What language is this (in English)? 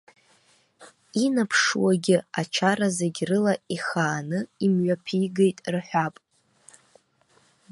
Abkhazian